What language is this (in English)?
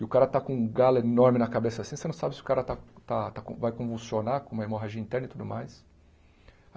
Portuguese